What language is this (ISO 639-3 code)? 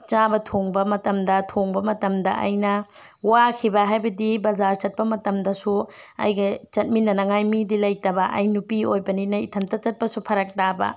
mni